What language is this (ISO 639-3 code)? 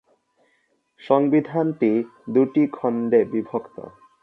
ben